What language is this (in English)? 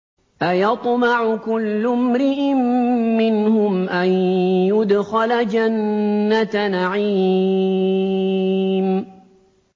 Arabic